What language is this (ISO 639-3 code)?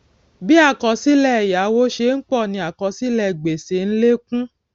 yor